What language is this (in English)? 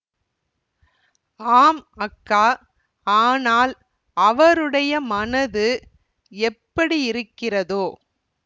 Tamil